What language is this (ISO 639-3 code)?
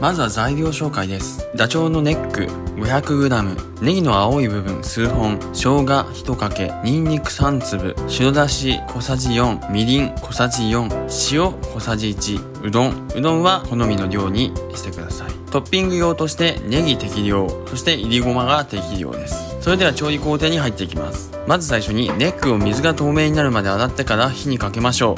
jpn